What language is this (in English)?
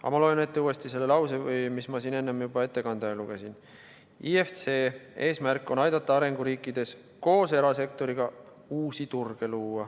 Estonian